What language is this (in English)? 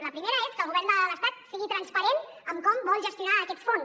Catalan